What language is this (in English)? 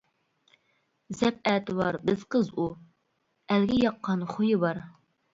Uyghur